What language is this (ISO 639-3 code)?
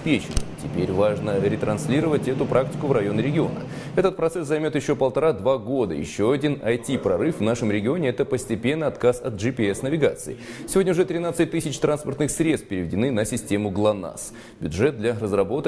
rus